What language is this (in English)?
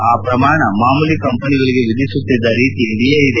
Kannada